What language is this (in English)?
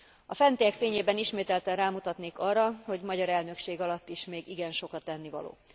Hungarian